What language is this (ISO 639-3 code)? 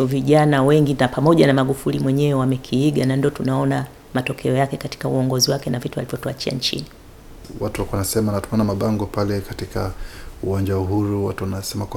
swa